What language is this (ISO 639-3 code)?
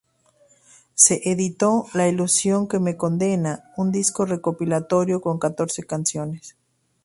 spa